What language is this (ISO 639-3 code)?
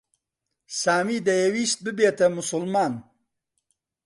ckb